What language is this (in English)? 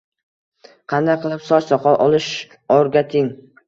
Uzbek